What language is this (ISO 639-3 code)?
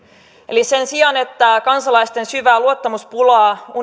fin